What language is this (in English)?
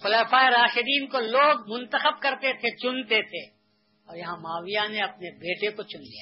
Urdu